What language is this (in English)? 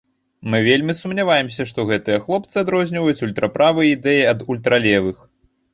Belarusian